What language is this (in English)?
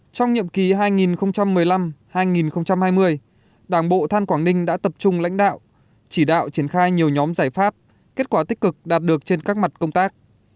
Vietnamese